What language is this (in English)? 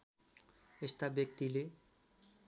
Nepali